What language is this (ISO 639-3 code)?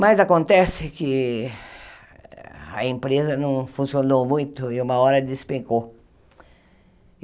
por